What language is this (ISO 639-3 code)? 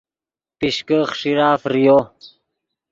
ydg